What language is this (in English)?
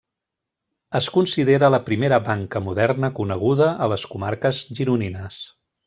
Catalan